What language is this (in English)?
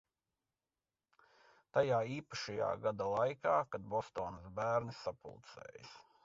Latvian